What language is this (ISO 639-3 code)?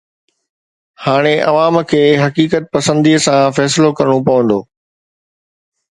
snd